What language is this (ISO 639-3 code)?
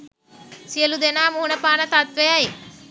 sin